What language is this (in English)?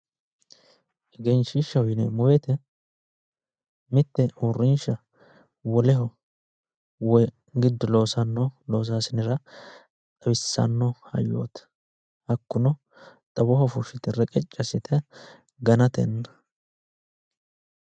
Sidamo